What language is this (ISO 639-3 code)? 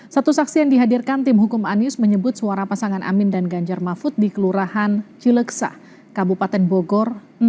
ind